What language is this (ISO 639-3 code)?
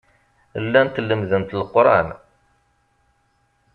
kab